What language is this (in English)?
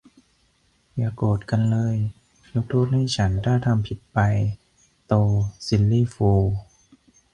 Thai